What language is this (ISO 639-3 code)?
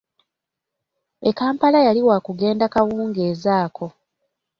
lug